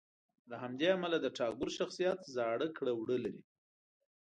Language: Pashto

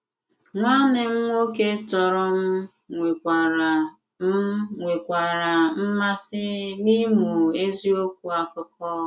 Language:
Igbo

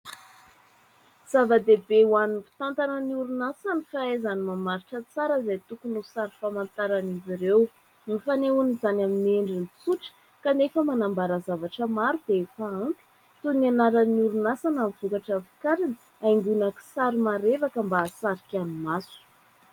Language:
Malagasy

